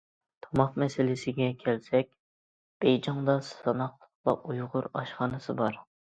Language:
Uyghur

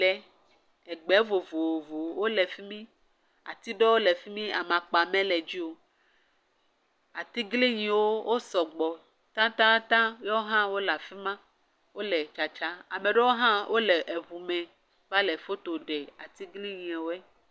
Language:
Ewe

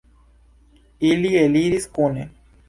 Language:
Esperanto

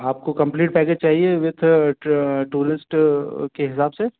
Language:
Hindi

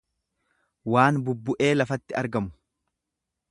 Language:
Oromo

